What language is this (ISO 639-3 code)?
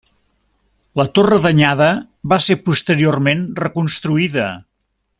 cat